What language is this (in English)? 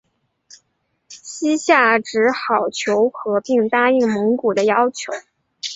Chinese